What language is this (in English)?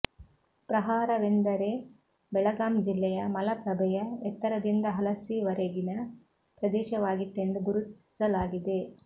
Kannada